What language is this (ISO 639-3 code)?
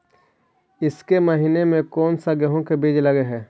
mag